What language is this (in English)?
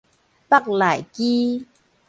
Min Nan Chinese